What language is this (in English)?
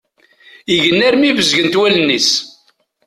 Kabyle